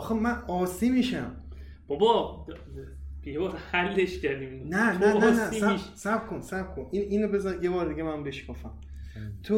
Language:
Persian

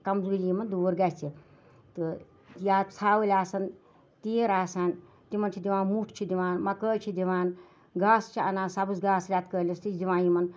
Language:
Kashmiri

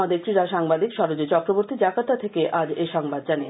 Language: Bangla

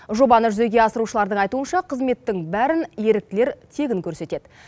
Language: Kazakh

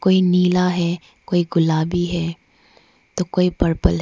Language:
Hindi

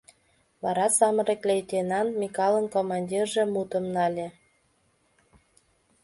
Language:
Mari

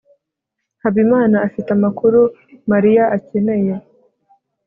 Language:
Kinyarwanda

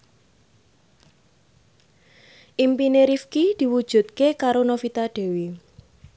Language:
Javanese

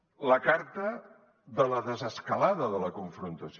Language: Catalan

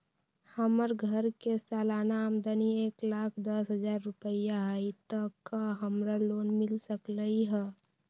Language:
Magahi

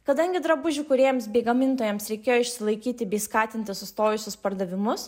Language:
Lithuanian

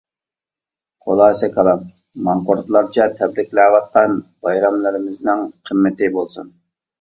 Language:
Uyghur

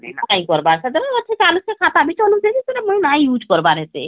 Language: Odia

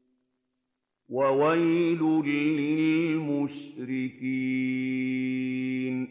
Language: Arabic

